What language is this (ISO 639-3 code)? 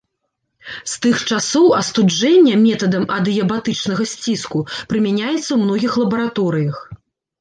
bel